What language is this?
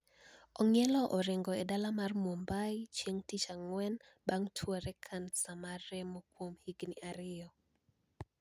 Luo (Kenya and Tanzania)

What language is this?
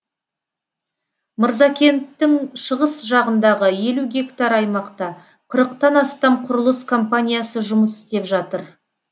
Kazakh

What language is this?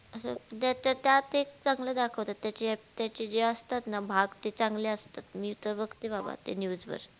Marathi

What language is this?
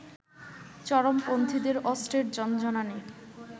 Bangla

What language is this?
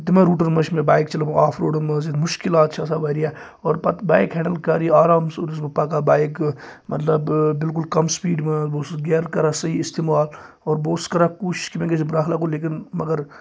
Kashmiri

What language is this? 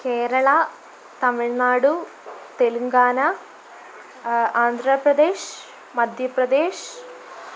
Malayalam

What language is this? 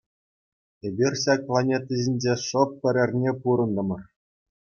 Chuvash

